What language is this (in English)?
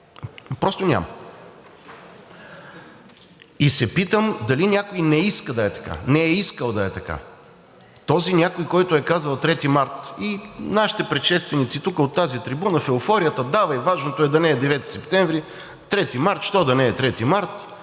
Bulgarian